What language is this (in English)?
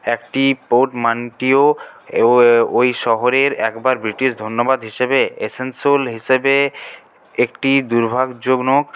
Bangla